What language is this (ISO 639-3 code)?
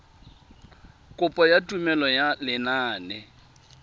tsn